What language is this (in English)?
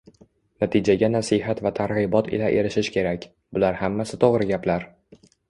Uzbek